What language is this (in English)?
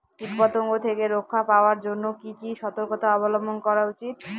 Bangla